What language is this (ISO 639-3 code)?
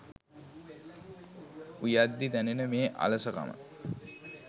sin